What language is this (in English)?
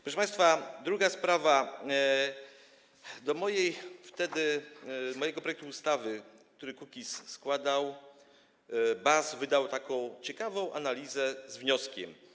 Polish